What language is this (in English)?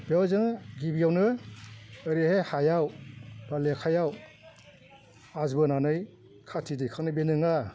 Bodo